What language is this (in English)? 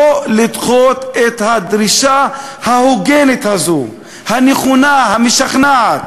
Hebrew